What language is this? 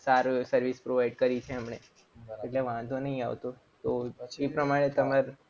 Gujarati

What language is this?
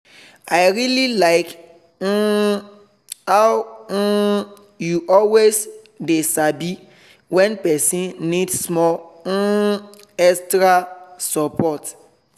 Nigerian Pidgin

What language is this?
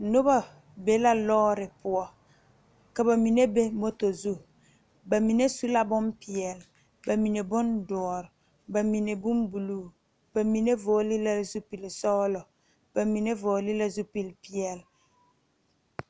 Southern Dagaare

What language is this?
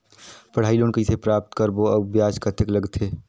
Chhattisgarhi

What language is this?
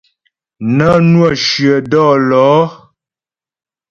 Ghomala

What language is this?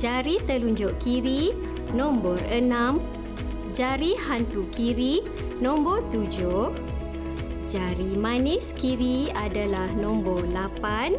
Malay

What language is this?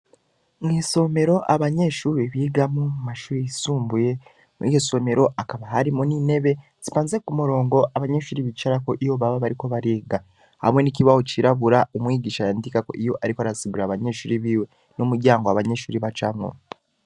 Rundi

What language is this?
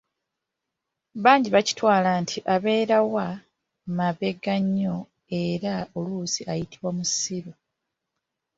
Ganda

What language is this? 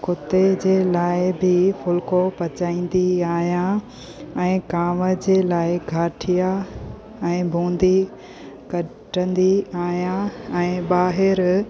Sindhi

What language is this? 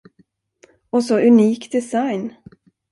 Swedish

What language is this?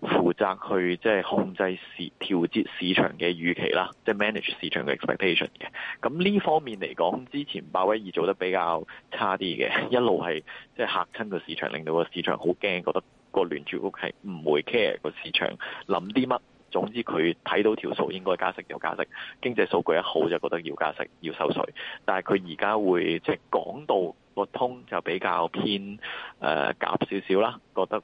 Chinese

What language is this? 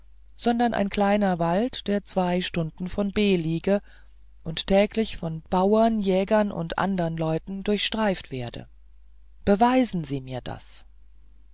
German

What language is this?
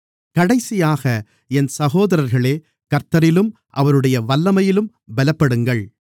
Tamil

